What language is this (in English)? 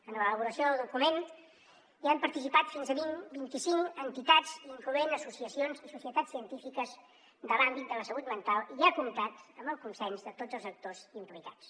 Catalan